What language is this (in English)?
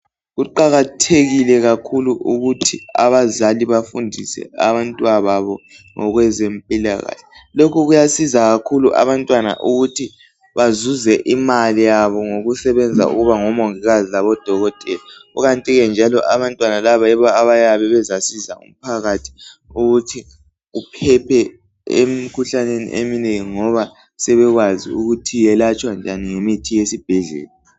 North Ndebele